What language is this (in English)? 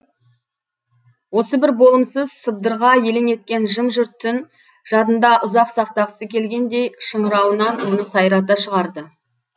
Kazakh